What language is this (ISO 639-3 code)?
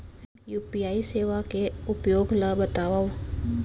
hne